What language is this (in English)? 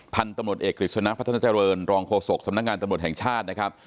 Thai